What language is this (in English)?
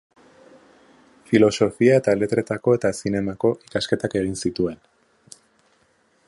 Basque